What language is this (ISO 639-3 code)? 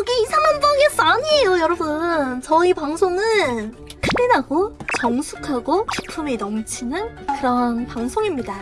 kor